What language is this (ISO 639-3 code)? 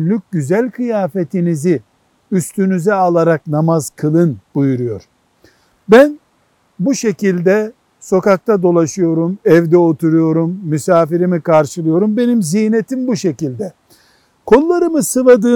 tur